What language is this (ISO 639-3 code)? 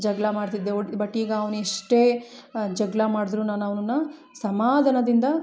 kan